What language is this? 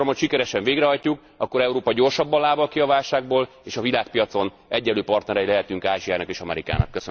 Hungarian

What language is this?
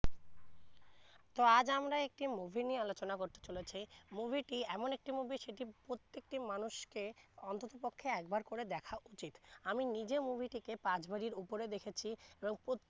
Bangla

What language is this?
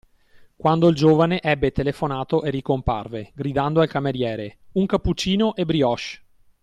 Italian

